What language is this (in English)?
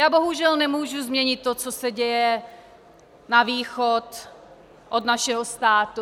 Czech